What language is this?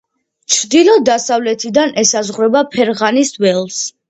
Georgian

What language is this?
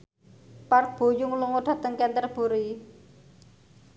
Javanese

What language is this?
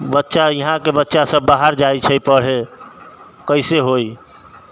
Maithili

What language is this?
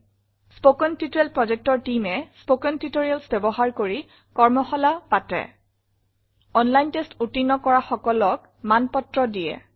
Assamese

